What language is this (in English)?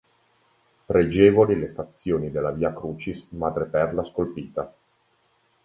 Italian